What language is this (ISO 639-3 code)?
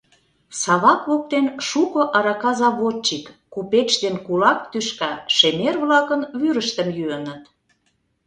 chm